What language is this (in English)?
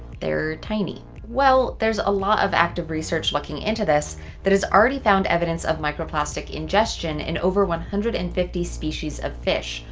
English